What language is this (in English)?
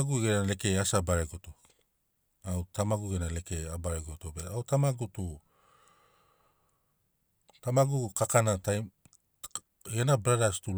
Sinaugoro